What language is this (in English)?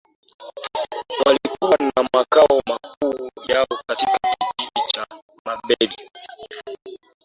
Swahili